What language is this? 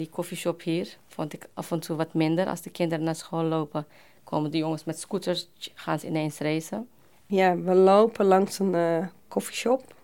Dutch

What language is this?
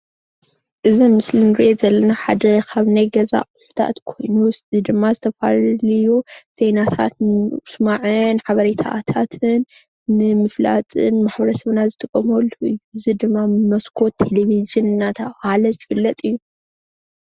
Tigrinya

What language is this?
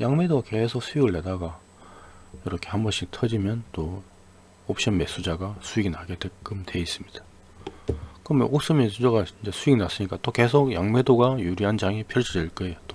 Korean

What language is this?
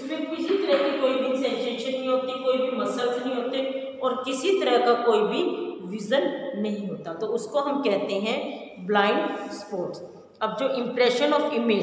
Hindi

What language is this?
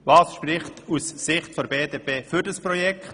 Swiss German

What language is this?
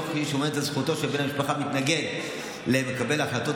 Hebrew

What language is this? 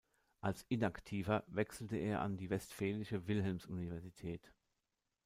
German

